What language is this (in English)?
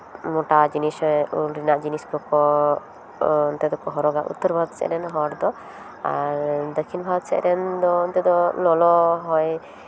Santali